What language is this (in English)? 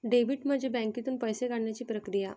Marathi